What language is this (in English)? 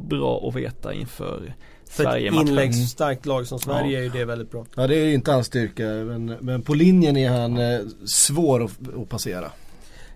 Swedish